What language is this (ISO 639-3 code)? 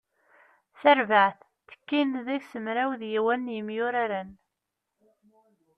kab